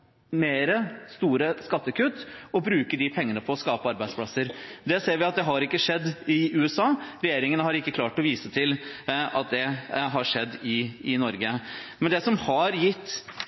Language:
Norwegian Bokmål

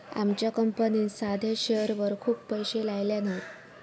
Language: Marathi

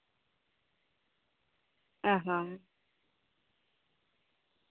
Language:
Santali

